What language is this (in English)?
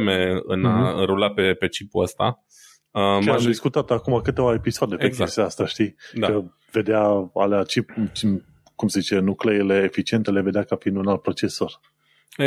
Romanian